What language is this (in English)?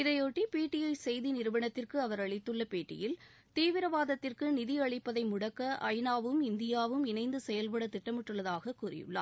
Tamil